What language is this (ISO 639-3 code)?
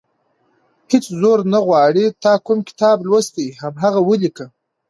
pus